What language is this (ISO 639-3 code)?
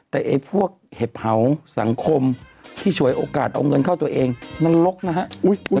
tha